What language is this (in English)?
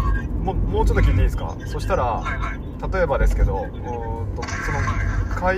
Japanese